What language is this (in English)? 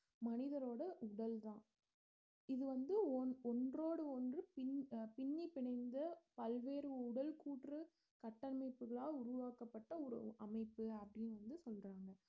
Tamil